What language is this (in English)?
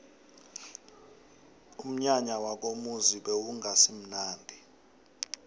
South Ndebele